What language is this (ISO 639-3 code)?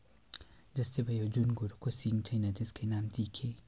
nep